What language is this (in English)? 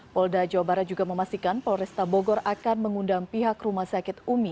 Indonesian